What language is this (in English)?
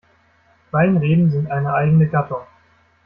German